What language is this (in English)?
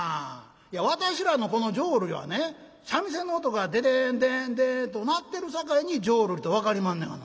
Japanese